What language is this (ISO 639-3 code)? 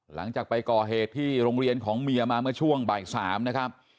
tha